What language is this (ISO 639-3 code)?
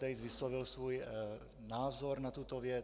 ces